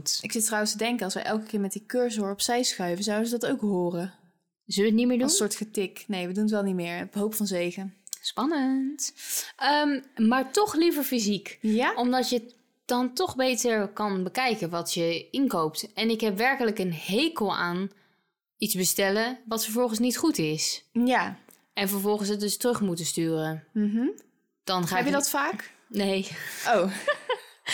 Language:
Dutch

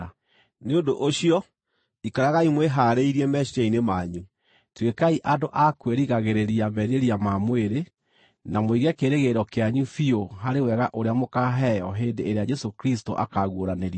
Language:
Kikuyu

